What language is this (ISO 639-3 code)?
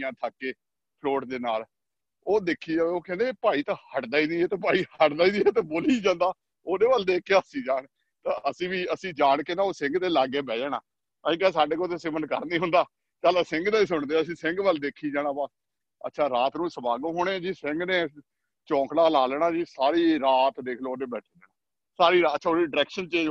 pan